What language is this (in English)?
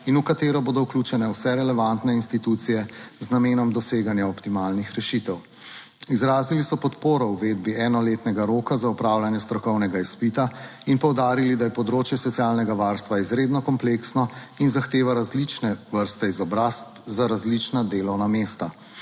Slovenian